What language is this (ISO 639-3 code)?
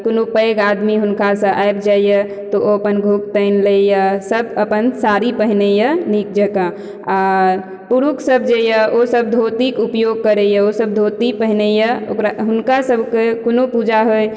mai